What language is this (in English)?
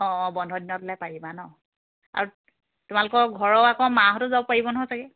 Assamese